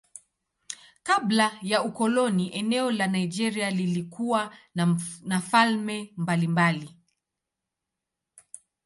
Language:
Swahili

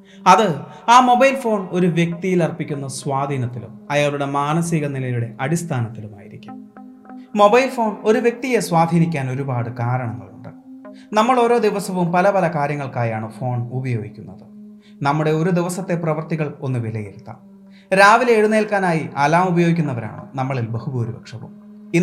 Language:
Malayalam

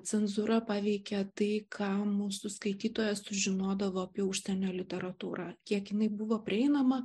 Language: Lithuanian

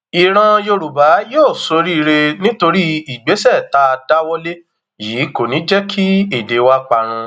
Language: Yoruba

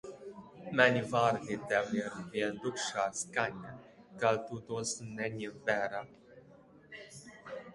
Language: Latvian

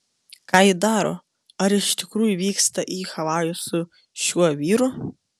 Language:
Lithuanian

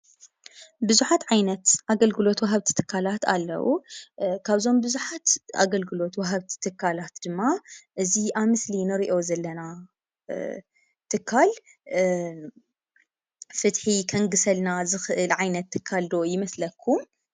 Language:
Tigrinya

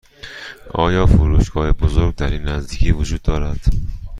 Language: Persian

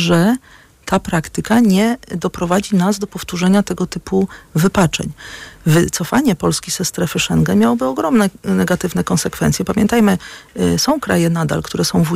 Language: Polish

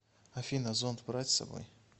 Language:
Russian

